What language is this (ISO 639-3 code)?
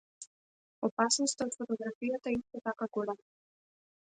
mkd